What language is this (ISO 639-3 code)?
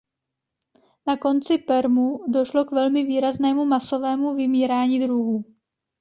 ces